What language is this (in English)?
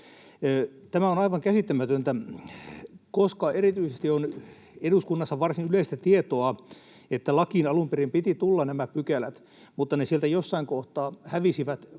Finnish